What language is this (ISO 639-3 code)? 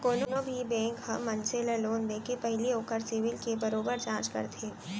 hne